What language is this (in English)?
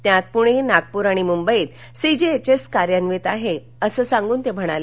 Marathi